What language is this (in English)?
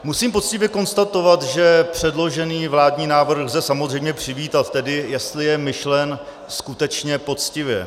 Czech